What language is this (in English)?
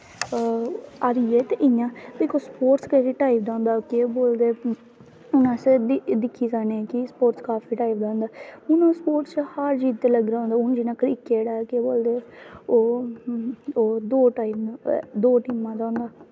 Dogri